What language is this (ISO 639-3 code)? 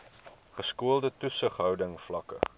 afr